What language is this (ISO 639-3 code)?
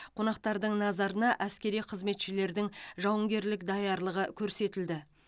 kaz